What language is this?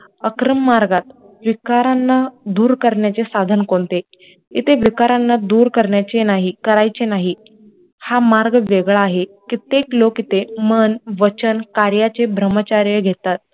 Marathi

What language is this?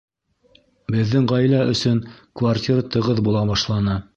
Bashkir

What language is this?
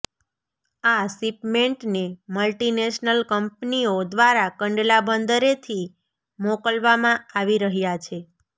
Gujarati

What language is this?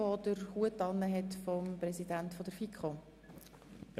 Swiss German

